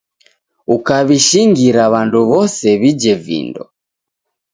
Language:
Taita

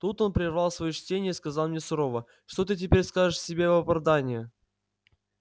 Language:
Russian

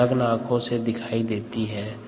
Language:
Hindi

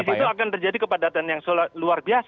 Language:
Indonesian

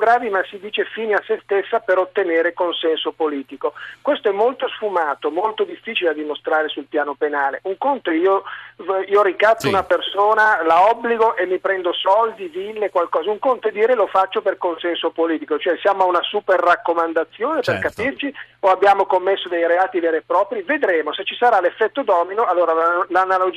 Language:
Italian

